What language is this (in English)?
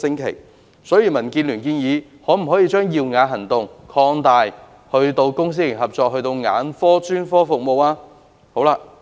Cantonese